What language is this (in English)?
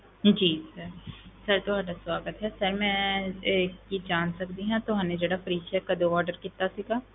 Punjabi